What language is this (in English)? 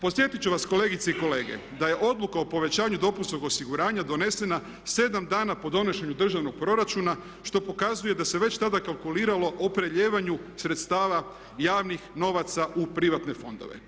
Croatian